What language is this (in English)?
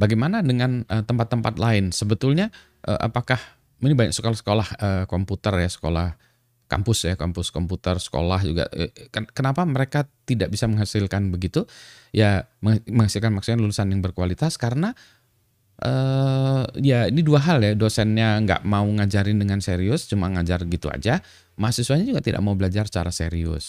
Indonesian